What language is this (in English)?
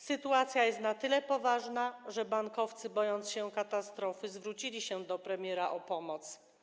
Polish